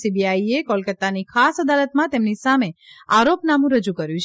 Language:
Gujarati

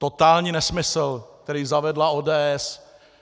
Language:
Czech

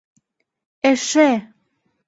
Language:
Mari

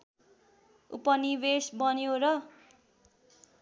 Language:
Nepali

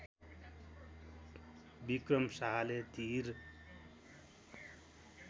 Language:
Nepali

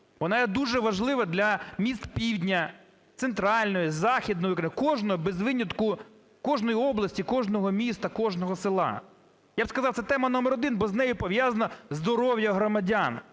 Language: Ukrainian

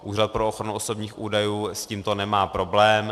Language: Czech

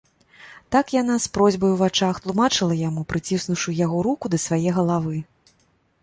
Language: Belarusian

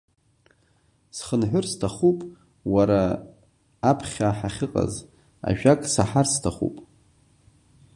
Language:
Abkhazian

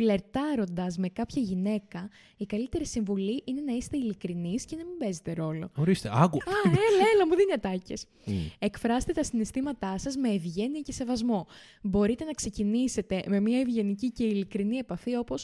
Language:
Greek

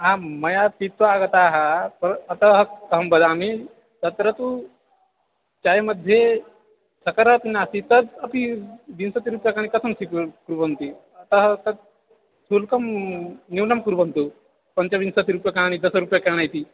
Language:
Sanskrit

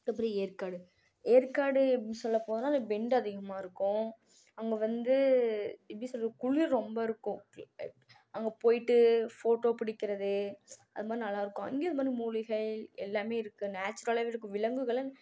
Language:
Tamil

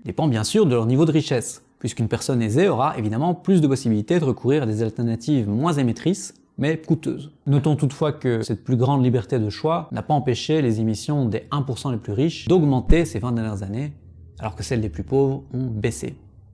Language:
French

